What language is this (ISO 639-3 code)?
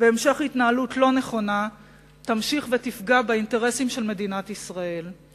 heb